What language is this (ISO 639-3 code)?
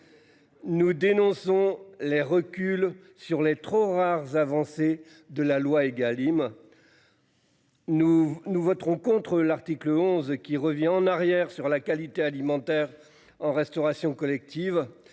fra